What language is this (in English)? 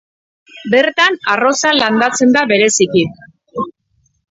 Basque